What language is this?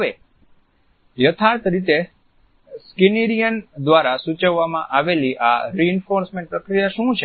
Gujarati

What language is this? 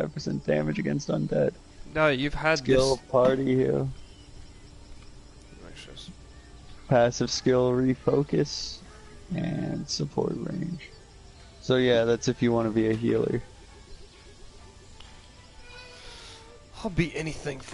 English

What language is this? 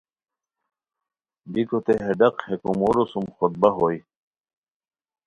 Khowar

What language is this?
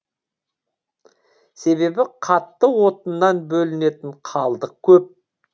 Kazakh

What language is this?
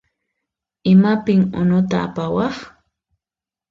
Puno Quechua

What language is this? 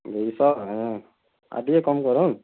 Odia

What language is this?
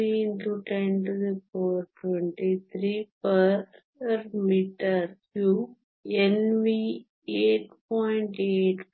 Kannada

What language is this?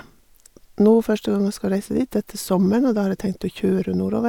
Norwegian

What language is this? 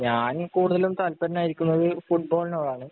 Malayalam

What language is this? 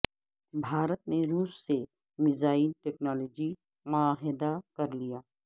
Urdu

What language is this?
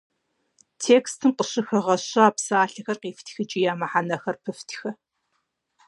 Kabardian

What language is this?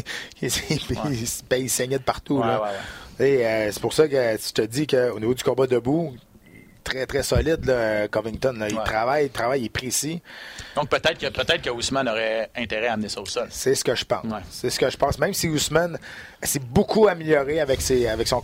French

